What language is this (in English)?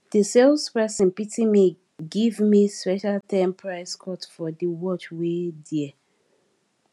Nigerian Pidgin